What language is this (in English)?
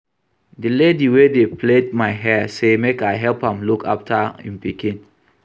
Nigerian Pidgin